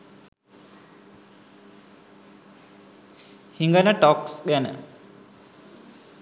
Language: Sinhala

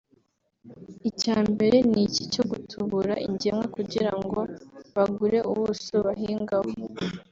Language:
Kinyarwanda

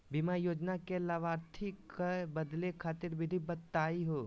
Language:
Magahi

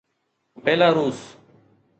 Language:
Sindhi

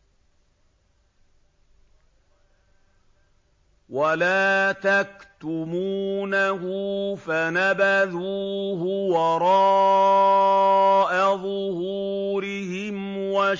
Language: Arabic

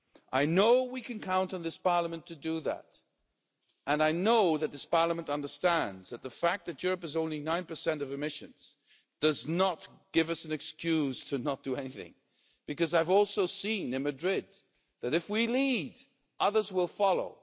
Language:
English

